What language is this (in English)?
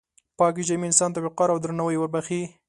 Pashto